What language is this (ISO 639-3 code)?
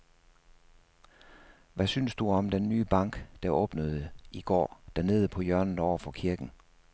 dan